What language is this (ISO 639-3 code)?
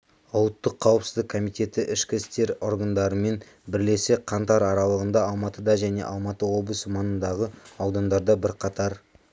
kaz